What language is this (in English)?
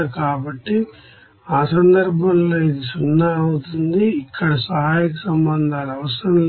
Telugu